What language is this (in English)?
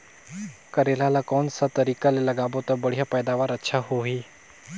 Chhattisgarhi